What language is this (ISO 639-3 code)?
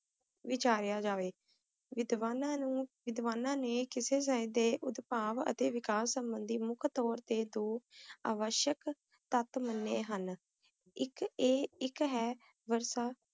pan